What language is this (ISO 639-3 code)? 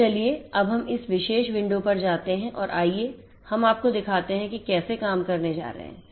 hin